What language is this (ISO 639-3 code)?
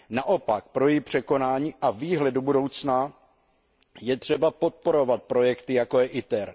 ces